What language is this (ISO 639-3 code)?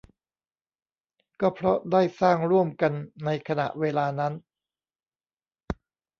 tha